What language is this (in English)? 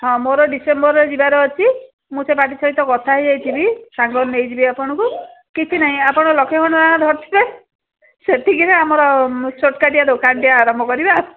Odia